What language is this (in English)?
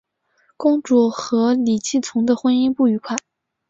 Chinese